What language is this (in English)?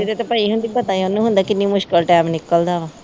Punjabi